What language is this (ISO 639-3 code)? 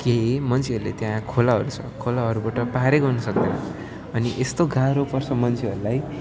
nep